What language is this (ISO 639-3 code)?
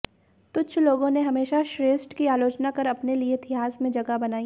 hin